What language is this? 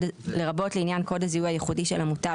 Hebrew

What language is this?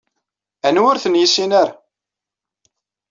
Kabyle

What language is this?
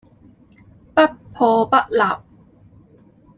Cantonese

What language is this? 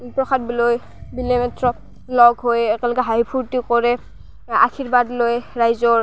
Assamese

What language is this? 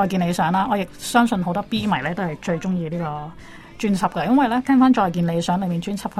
Chinese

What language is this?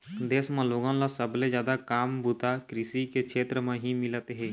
Chhattisgarhi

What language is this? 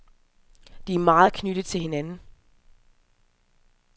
Danish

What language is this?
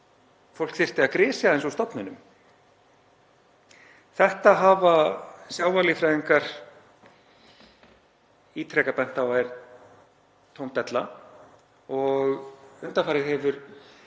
Icelandic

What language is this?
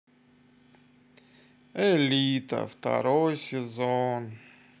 Russian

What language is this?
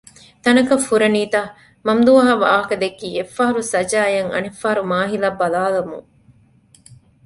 Divehi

